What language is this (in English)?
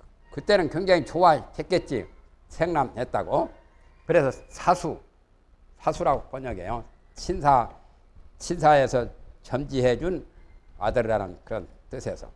Korean